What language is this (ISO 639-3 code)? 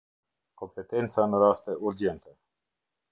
sqi